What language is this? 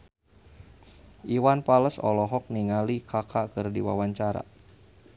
Sundanese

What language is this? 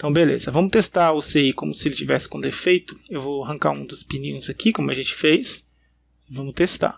Portuguese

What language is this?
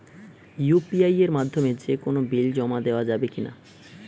Bangla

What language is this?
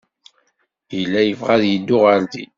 Kabyle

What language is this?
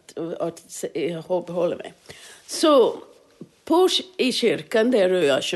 Swedish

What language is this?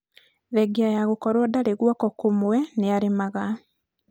Kikuyu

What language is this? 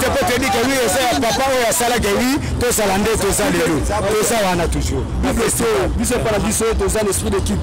French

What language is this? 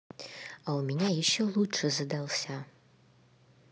Russian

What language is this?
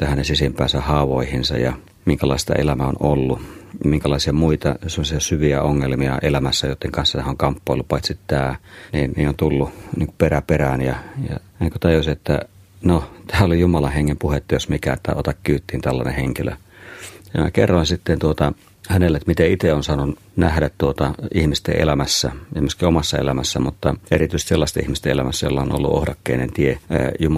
Finnish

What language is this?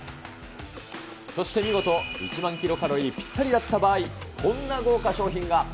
Japanese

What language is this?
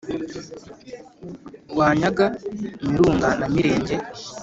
Kinyarwanda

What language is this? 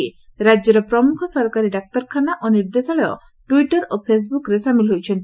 Odia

